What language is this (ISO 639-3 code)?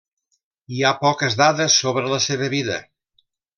cat